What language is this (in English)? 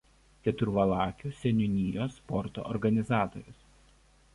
Lithuanian